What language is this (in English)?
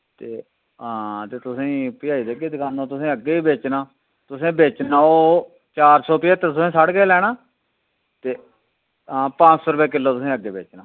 Dogri